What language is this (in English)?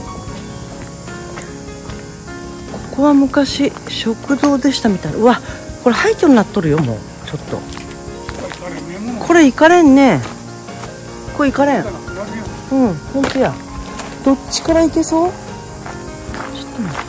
Japanese